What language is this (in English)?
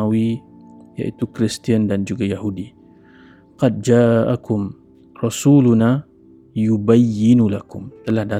Malay